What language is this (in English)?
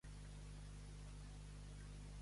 Catalan